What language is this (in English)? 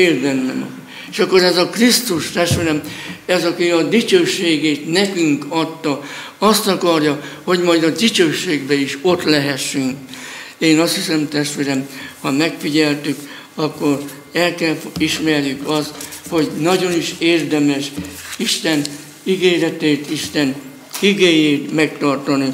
Hungarian